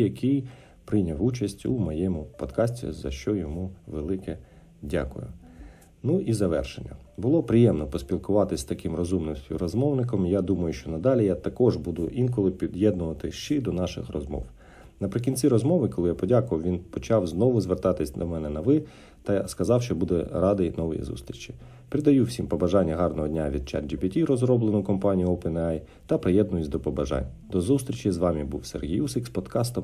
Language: Ukrainian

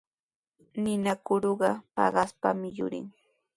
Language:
Sihuas Ancash Quechua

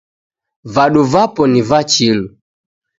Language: Taita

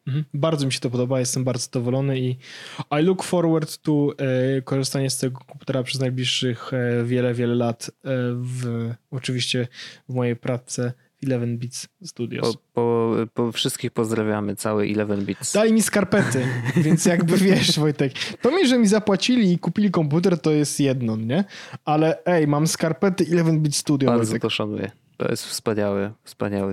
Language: Polish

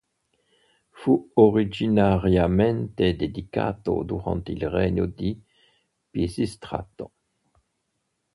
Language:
Italian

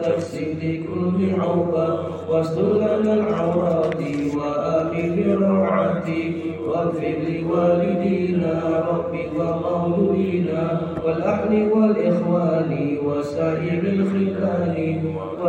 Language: Malay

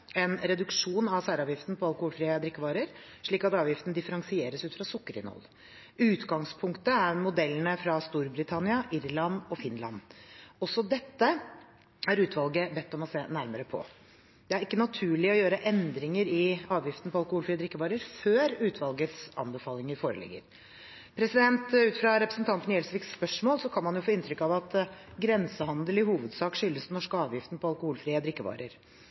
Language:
Norwegian Bokmål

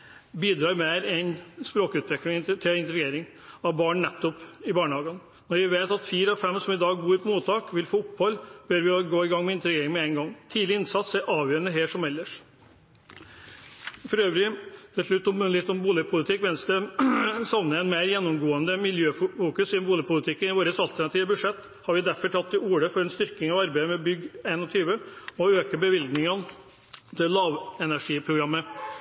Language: Norwegian Bokmål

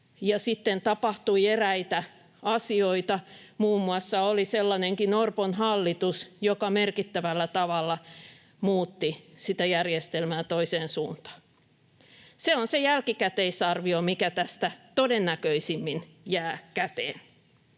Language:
Finnish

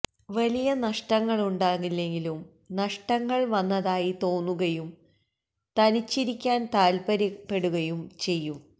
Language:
Malayalam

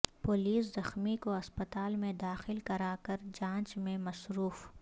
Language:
Urdu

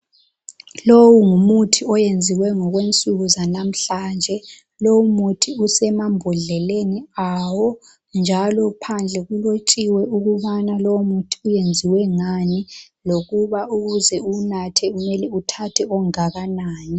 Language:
North Ndebele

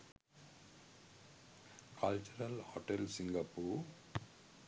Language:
Sinhala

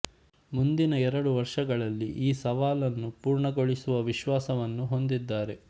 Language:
Kannada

